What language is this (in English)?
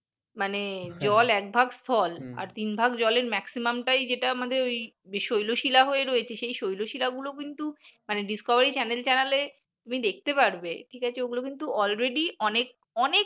Bangla